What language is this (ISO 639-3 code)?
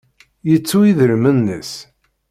kab